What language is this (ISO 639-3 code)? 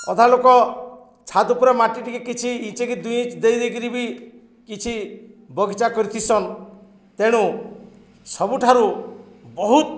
ori